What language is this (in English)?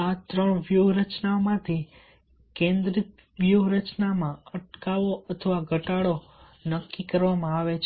Gujarati